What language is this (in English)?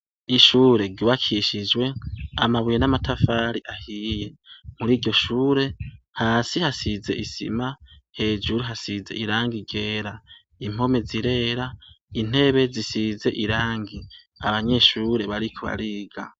Rundi